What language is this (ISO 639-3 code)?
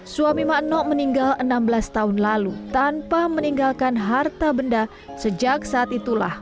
ind